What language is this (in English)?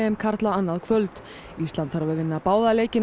Icelandic